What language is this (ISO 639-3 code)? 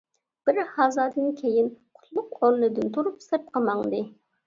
uig